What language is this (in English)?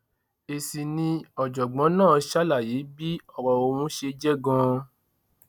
Yoruba